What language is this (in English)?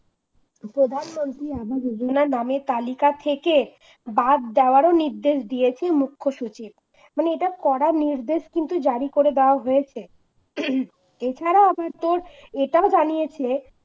Bangla